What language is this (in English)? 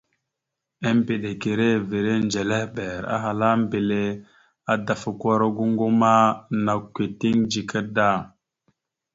Mada (Cameroon)